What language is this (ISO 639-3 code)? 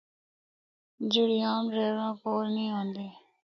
hno